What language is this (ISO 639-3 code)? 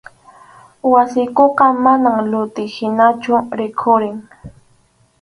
qxu